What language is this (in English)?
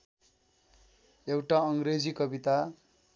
Nepali